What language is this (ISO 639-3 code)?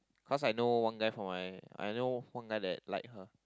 eng